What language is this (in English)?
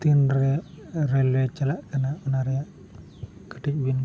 Santali